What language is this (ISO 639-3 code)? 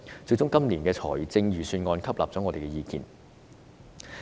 yue